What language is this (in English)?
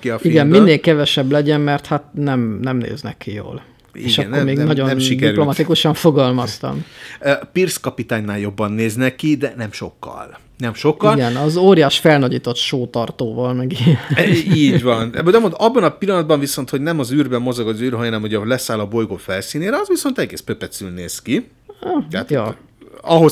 Hungarian